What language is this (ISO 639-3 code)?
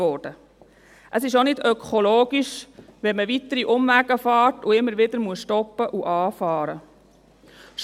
gsw